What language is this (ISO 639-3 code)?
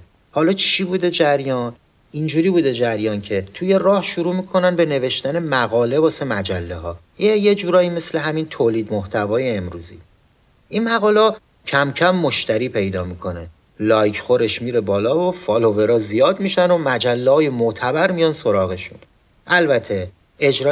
fas